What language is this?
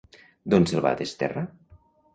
Catalan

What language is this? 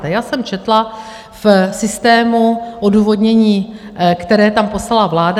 Czech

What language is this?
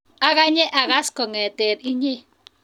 Kalenjin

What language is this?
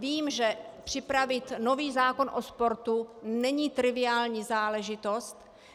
Czech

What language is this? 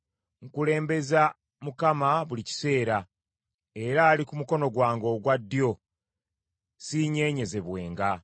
Ganda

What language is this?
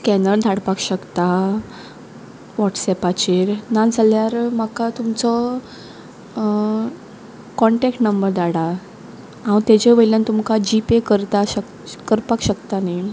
Konkani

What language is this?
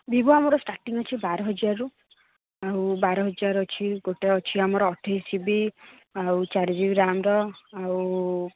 Odia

